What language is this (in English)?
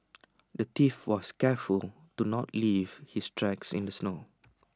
English